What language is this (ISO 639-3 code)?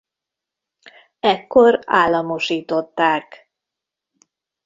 hun